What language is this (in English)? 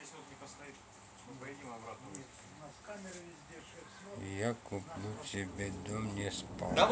Russian